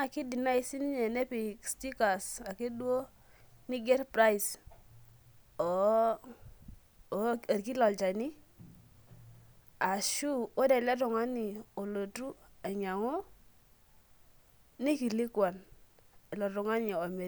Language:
Masai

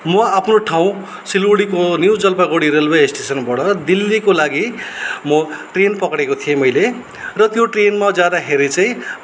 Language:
Nepali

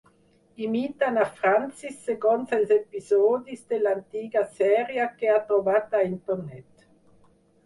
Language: Catalan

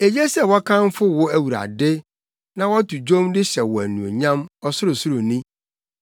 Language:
Akan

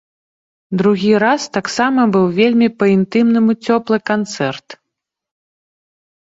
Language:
Belarusian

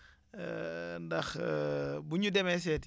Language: Wolof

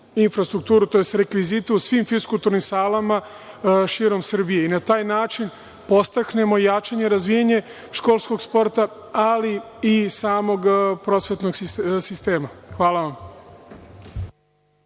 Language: Serbian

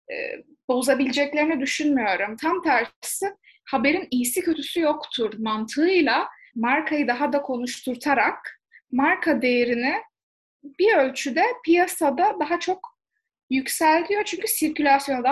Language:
Turkish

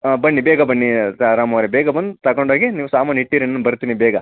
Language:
Kannada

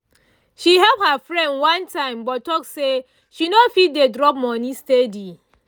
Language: Nigerian Pidgin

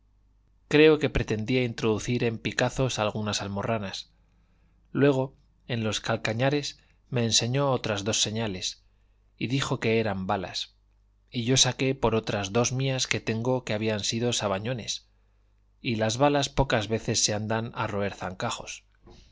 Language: Spanish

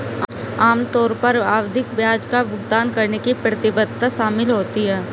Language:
Hindi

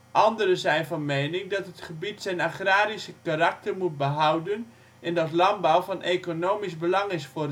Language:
Dutch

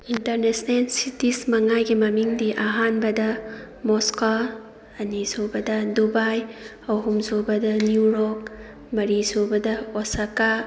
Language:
Manipuri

